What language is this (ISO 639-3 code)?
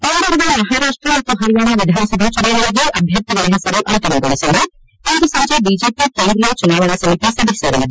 kan